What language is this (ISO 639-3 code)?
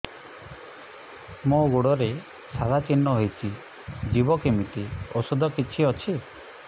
ori